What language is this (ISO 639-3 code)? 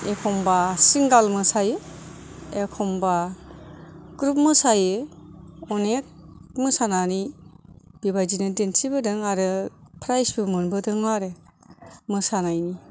brx